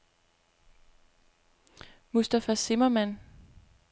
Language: Danish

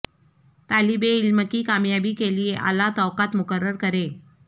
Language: Urdu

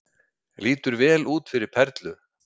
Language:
Icelandic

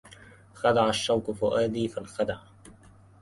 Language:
Arabic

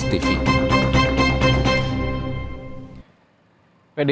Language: Indonesian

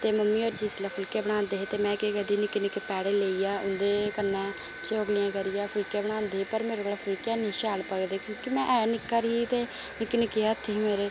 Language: Dogri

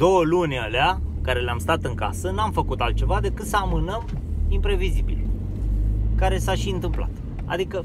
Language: Romanian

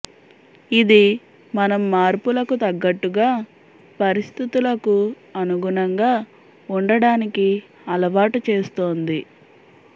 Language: Telugu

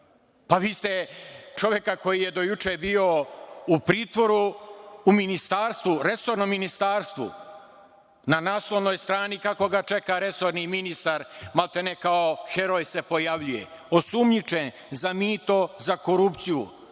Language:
Serbian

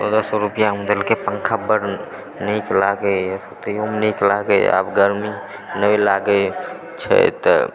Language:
Maithili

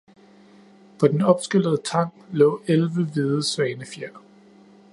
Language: Danish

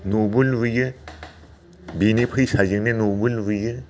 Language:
Bodo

